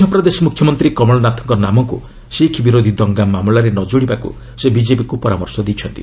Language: Odia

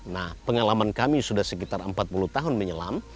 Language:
Indonesian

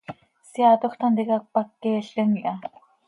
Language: Seri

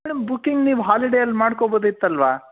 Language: Kannada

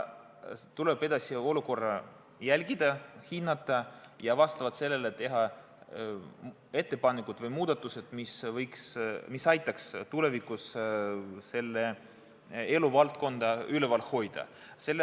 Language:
Estonian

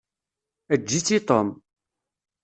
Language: Kabyle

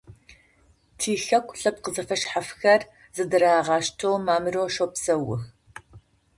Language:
Adyghe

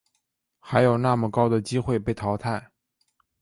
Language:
Chinese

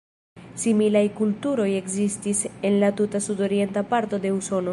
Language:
Esperanto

